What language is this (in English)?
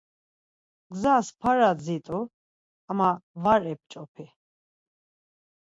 Laz